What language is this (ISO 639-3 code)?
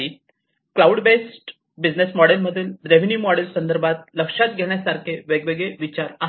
mar